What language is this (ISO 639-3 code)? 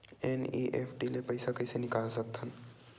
hne